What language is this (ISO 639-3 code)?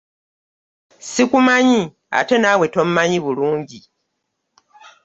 lug